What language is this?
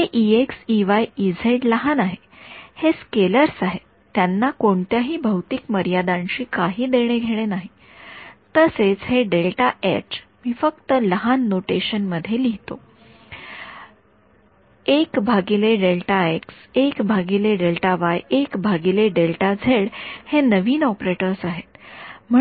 Marathi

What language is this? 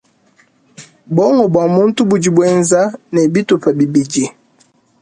Luba-Lulua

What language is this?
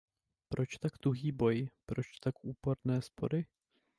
Czech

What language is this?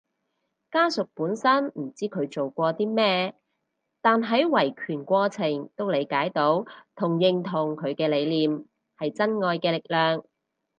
Cantonese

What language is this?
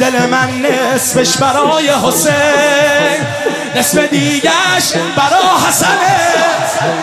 Persian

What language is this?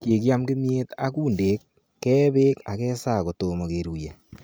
Kalenjin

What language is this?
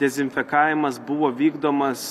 Lithuanian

